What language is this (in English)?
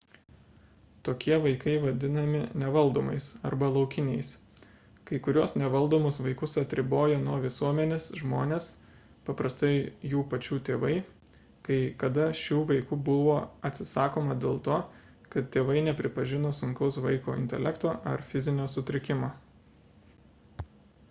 Lithuanian